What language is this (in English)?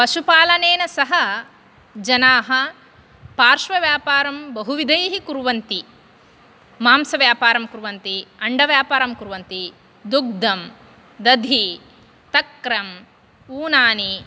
Sanskrit